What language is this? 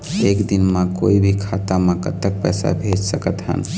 Chhattisgarhi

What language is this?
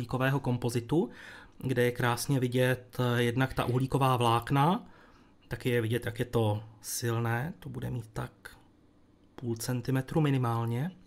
Czech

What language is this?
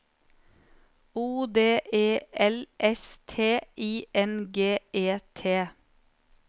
Norwegian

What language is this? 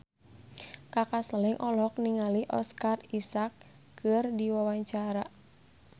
Sundanese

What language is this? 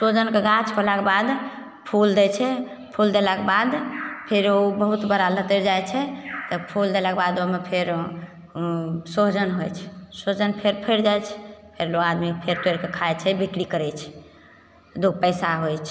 Maithili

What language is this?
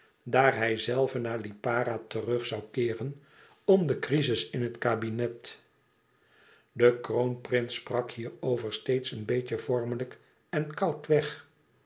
Dutch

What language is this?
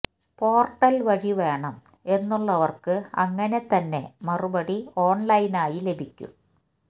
Malayalam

